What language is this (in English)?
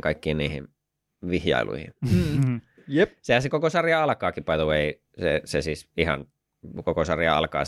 Finnish